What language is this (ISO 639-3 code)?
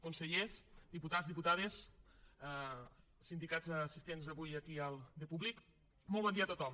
cat